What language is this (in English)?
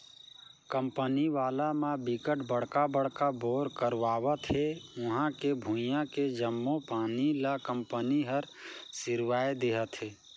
Chhattisgarhi